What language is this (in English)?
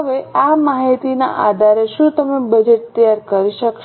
Gujarati